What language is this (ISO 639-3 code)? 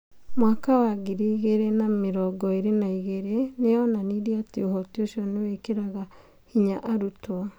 kik